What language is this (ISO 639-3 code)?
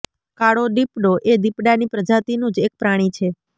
guj